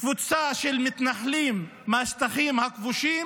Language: Hebrew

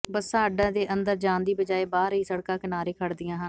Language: Punjabi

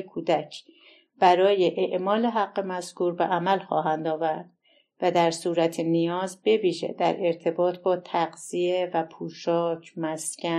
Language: Persian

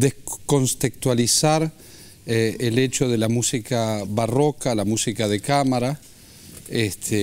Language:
Spanish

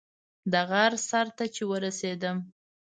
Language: Pashto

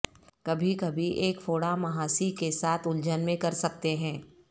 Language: Urdu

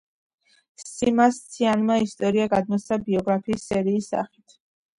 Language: Georgian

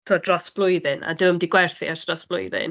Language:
Welsh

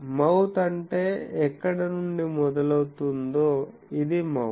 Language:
Telugu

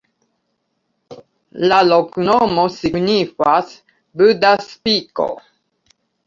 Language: Esperanto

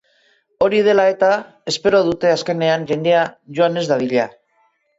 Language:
Basque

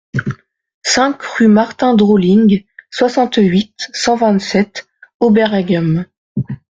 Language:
French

